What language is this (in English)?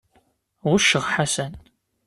Kabyle